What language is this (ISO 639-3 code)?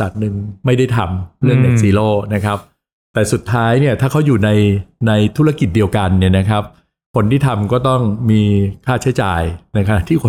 tha